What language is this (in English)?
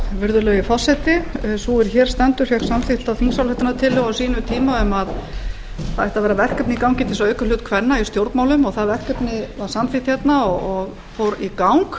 Icelandic